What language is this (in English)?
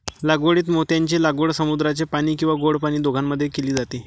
Marathi